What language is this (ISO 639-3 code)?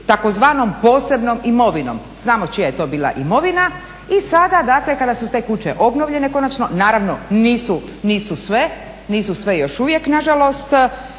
hrv